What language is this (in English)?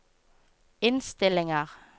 Norwegian